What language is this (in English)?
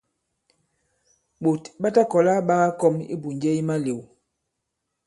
Bankon